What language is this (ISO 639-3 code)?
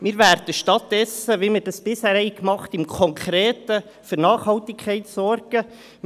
gsw